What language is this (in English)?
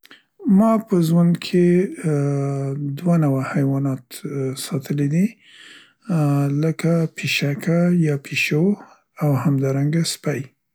Central Pashto